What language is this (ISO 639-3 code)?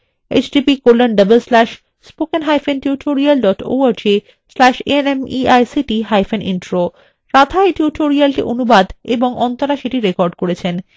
ben